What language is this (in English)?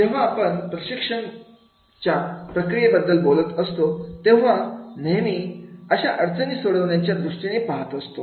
Marathi